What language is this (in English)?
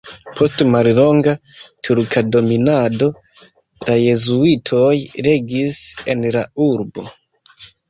Esperanto